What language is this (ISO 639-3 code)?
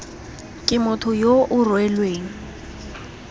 tsn